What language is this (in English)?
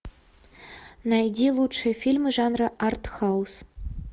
Russian